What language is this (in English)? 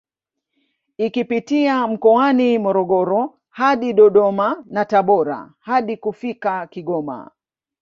Swahili